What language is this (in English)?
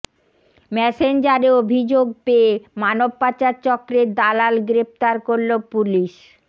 Bangla